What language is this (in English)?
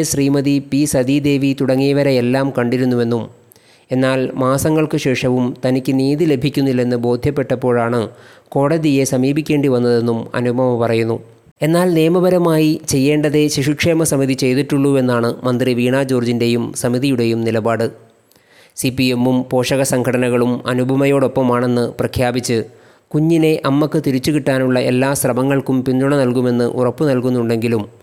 Malayalam